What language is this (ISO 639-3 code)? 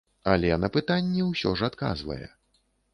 bel